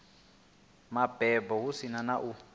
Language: Venda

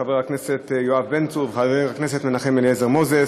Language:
Hebrew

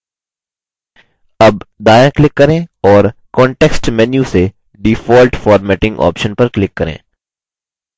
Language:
Hindi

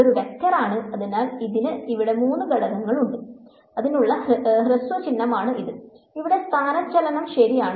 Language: Malayalam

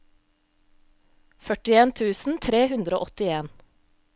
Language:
Norwegian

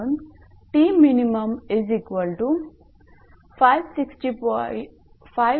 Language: Marathi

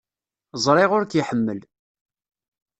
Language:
Kabyle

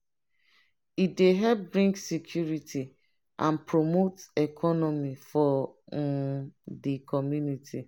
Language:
Nigerian Pidgin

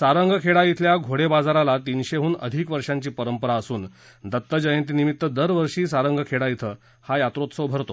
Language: Marathi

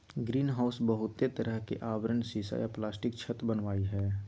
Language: Magahi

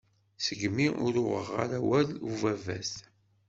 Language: Kabyle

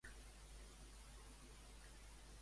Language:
Catalan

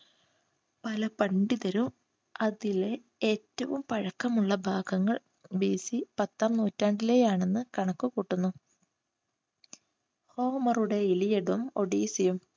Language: Malayalam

